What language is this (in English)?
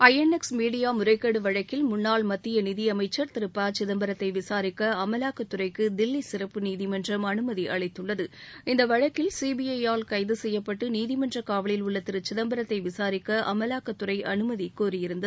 Tamil